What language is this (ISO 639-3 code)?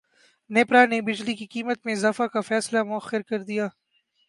urd